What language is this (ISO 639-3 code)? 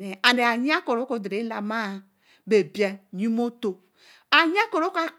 elm